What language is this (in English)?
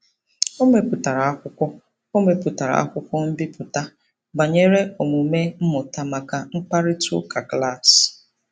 Igbo